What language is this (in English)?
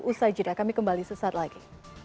Indonesian